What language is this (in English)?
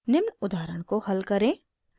Hindi